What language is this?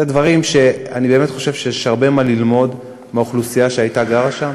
Hebrew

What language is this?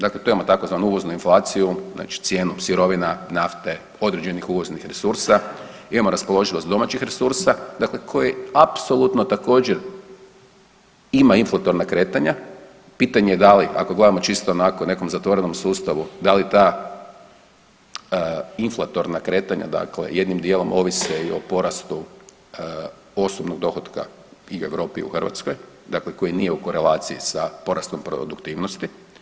Croatian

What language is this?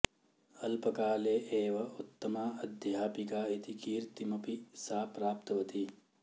Sanskrit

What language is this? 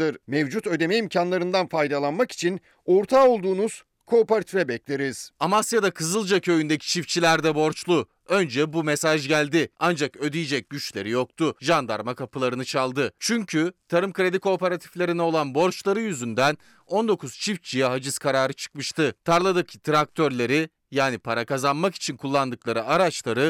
Turkish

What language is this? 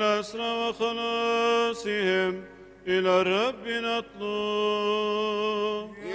Arabic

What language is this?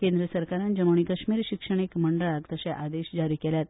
Konkani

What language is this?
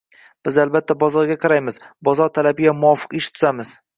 Uzbek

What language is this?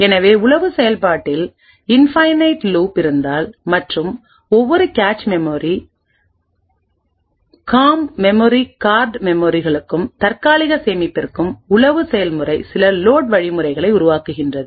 Tamil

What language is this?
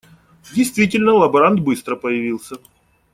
Russian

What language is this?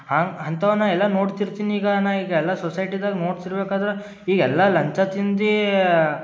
Kannada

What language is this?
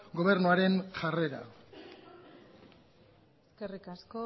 Basque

